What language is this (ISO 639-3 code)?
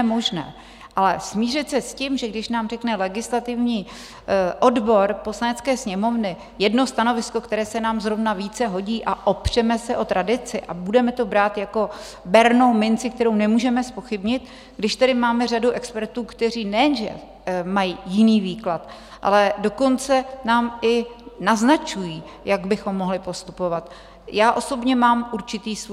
ces